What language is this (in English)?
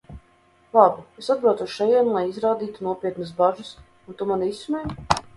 Latvian